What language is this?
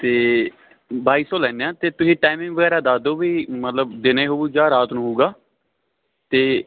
Punjabi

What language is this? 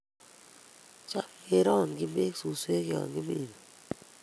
Kalenjin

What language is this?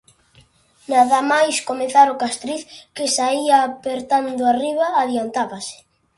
Galician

